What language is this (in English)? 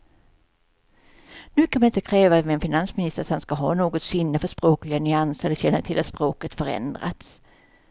Swedish